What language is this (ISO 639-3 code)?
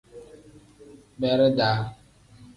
kdh